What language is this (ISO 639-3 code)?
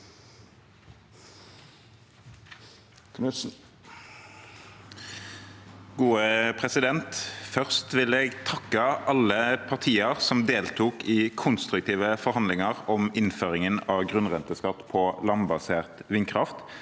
nor